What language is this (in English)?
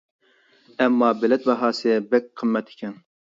Uyghur